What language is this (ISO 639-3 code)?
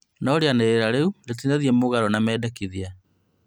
kik